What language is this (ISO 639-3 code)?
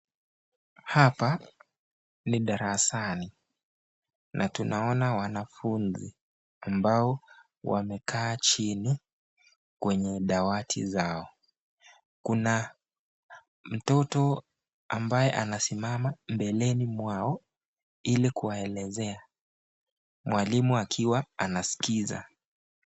swa